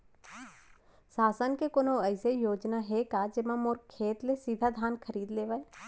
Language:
Chhattisgarhi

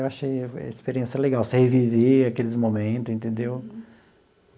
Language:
Portuguese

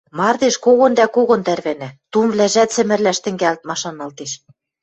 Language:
Western Mari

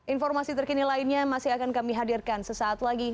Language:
Indonesian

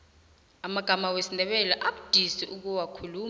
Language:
South Ndebele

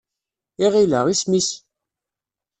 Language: Kabyle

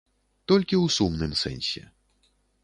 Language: Belarusian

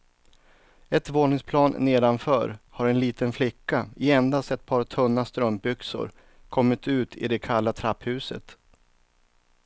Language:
Swedish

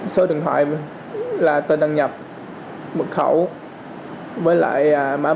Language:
Vietnamese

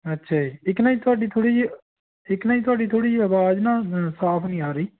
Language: Punjabi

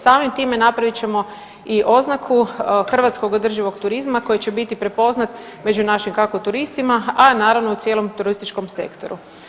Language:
Croatian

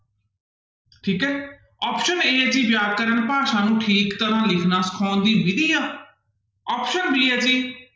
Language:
Punjabi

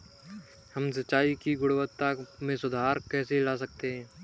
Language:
Hindi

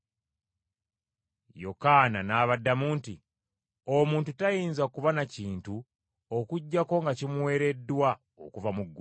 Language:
Ganda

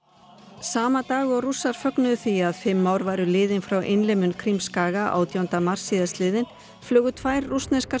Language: Icelandic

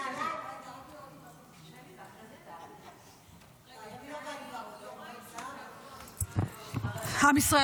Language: Hebrew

